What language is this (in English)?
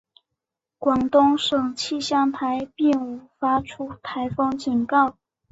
Chinese